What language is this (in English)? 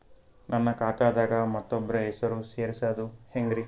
Kannada